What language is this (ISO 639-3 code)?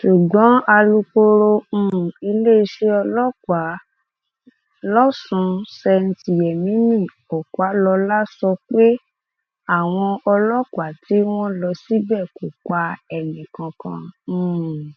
yor